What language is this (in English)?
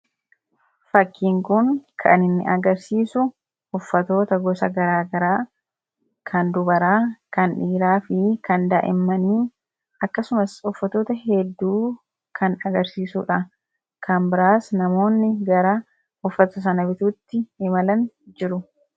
Oromo